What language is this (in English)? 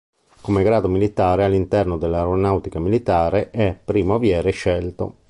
Italian